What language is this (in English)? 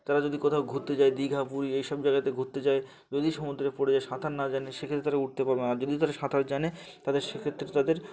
Bangla